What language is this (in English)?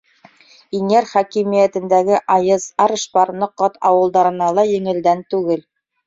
Bashkir